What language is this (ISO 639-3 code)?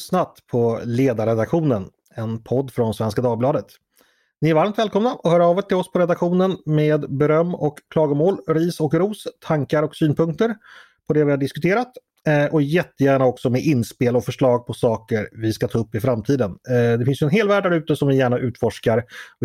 swe